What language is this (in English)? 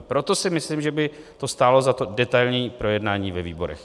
Czech